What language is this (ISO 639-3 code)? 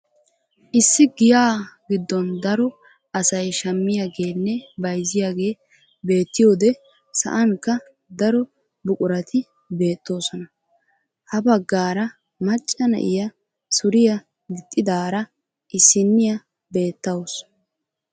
wal